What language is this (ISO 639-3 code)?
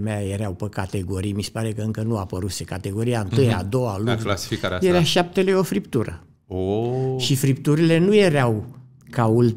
ron